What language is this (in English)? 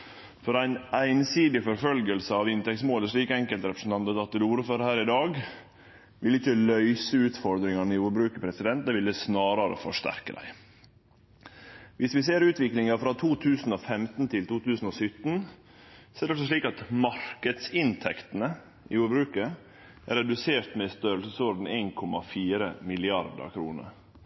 Norwegian Nynorsk